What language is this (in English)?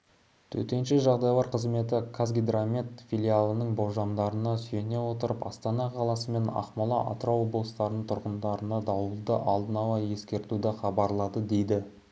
Kazakh